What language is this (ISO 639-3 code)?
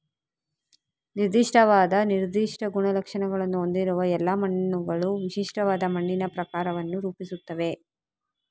kan